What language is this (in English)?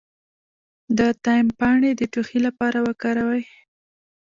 Pashto